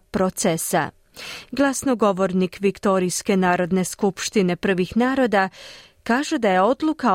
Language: Croatian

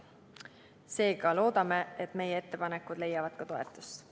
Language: Estonian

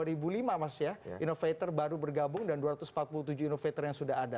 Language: Indonesian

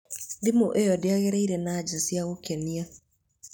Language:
Kikuyu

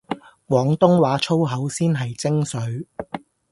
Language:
Cantonese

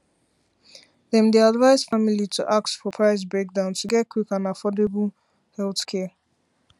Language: Nigerian Pidgin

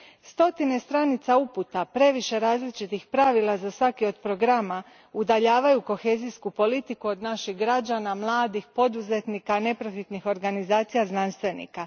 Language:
Croatian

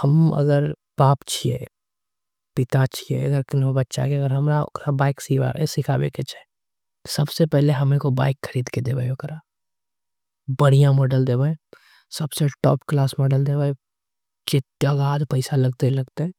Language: Angika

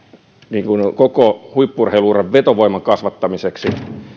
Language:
Finnish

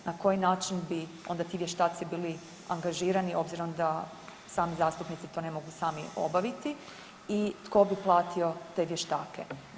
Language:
Croatian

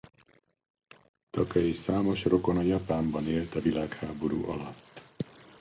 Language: Hungarian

